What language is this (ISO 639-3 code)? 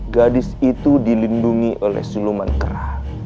ind